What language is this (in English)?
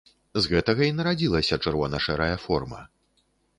Belarusian